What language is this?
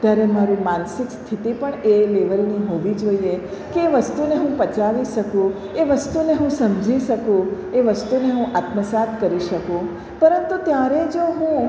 Gujarati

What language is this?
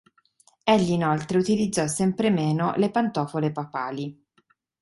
Italian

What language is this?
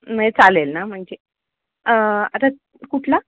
Marathi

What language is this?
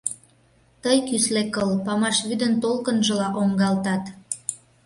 Mari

